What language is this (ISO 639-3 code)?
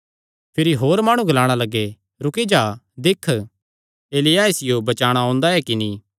xnr